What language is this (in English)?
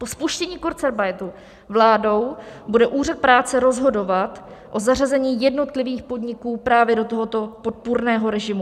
Czech